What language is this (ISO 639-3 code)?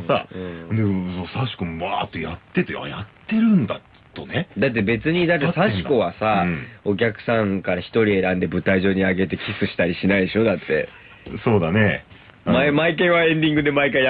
jpn